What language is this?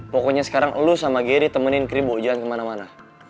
Indonesian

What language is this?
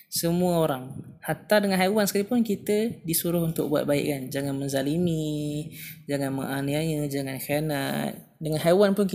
Malay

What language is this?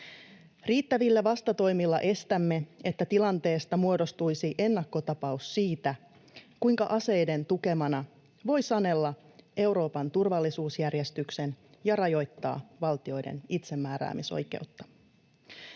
Finnish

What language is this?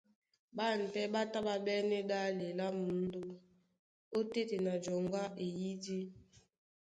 Duala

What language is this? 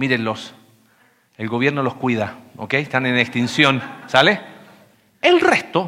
Spanish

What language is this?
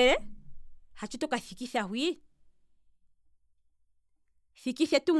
Kwambi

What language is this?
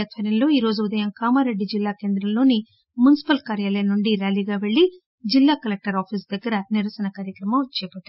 Telugu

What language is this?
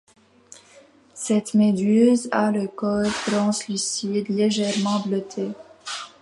French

